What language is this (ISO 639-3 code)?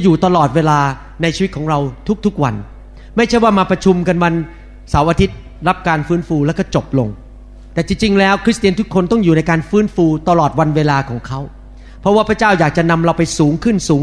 tha